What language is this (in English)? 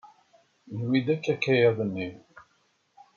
Kabyle